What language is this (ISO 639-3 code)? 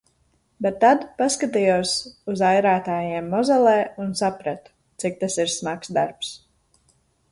lav